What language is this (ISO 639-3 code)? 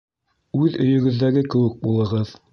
bak